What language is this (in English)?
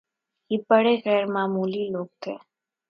Urdu